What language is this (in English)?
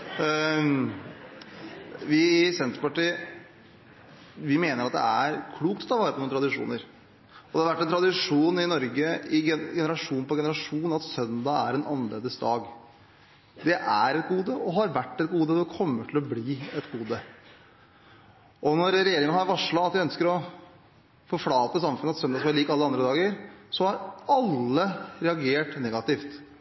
Norwegian Bokmål